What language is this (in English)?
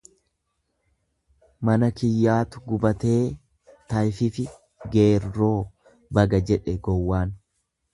Oromo